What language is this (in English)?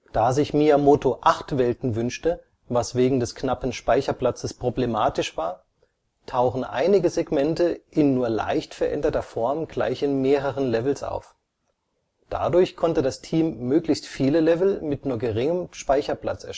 German